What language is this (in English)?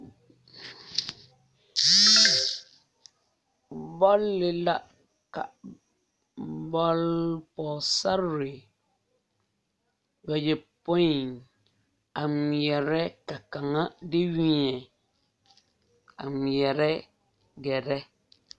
Southern Dagaare